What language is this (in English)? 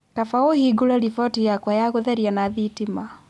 Kikuyu